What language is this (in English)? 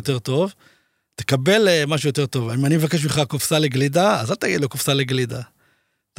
Hebrew